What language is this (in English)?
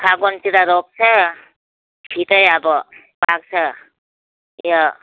Nepali